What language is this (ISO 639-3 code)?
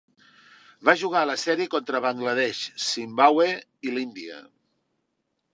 cat